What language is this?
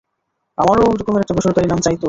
Bangla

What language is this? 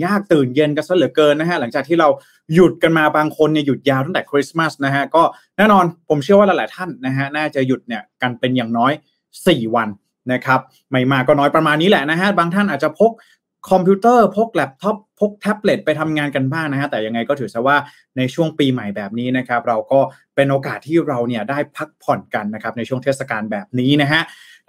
Thai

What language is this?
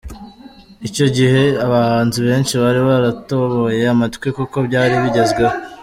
Kinyarwanda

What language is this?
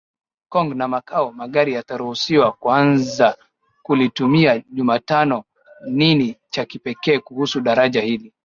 Swahili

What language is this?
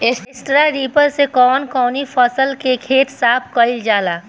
Bhojpuri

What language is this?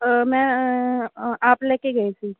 Punjabi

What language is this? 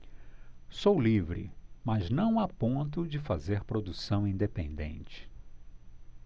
Portuguese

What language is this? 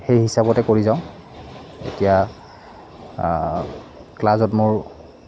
Assamese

